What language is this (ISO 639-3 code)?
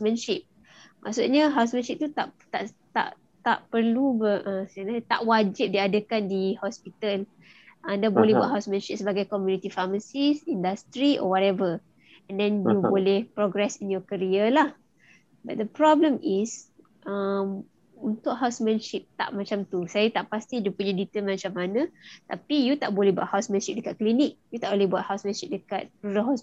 msa